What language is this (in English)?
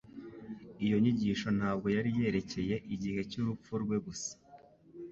Kinyarwanda